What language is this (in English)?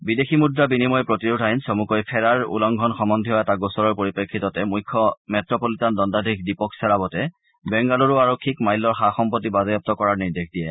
Assamese